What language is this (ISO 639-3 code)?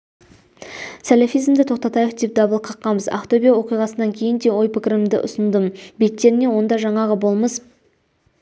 kaz